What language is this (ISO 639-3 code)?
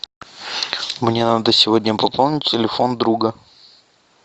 rus